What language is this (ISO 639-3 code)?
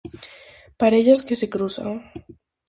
glg